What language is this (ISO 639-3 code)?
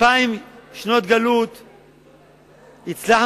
heb